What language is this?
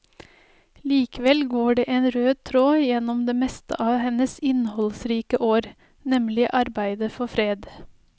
Norwegian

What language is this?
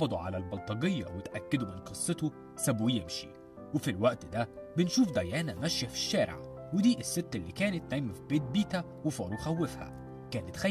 Arabic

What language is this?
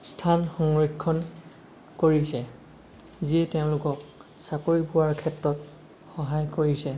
Assamese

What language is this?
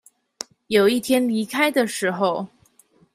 Chinese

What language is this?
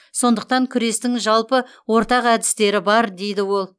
Kazakh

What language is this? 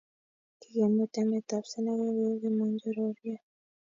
Kalenjin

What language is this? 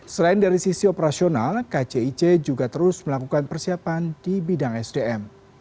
Indonesian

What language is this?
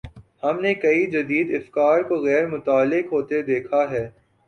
Urdu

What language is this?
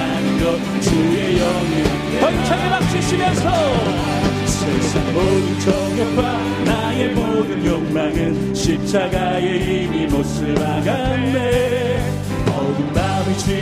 Korean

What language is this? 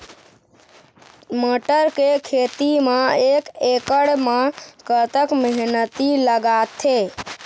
Chhattisgarhi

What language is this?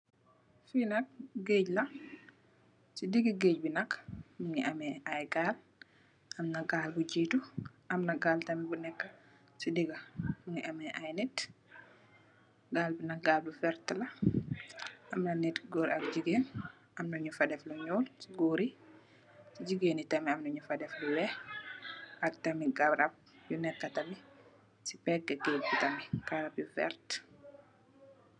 Wolof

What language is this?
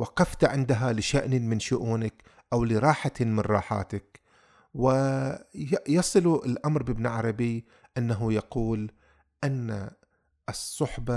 Arabic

